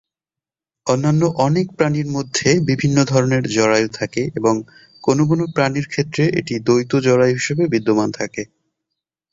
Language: Bangla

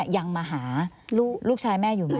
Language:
Thai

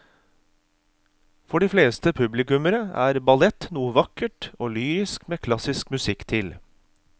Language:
Norwegian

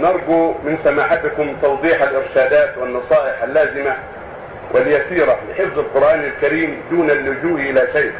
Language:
Arabic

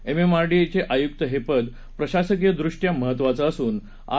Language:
Marathi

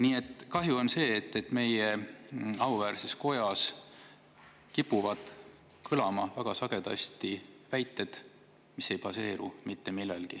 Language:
Estonian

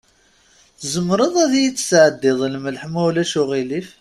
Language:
Kabyle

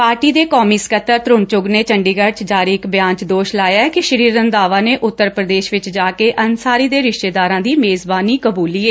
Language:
Punjabi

